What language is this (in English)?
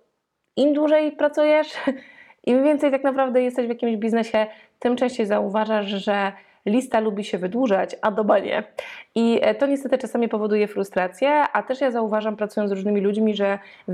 Polish